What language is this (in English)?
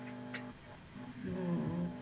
Punjabi